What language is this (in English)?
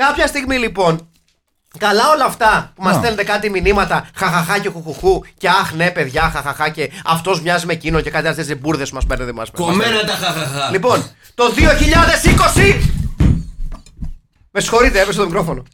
Greek